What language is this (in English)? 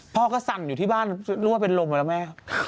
Thai